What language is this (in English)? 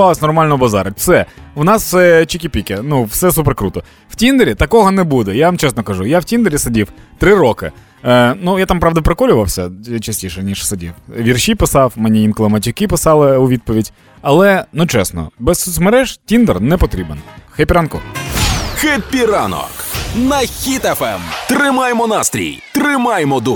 Ukrainian